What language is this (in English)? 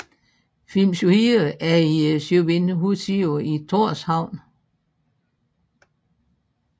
Danish